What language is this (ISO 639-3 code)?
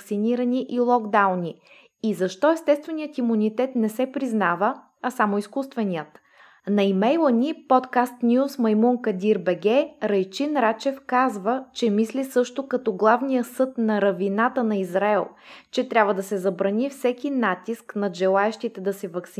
bul